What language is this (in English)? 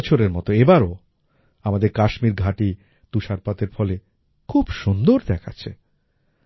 Bangla